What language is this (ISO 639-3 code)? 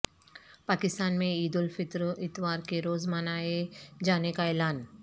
urd